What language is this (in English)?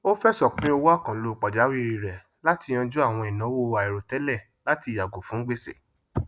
Yoruba